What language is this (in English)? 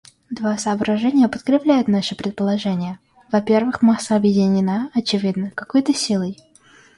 Russian